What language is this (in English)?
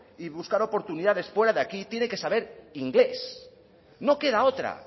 Spanish